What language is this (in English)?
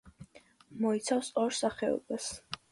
Georgian